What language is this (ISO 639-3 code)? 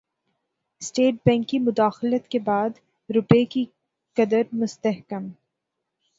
urd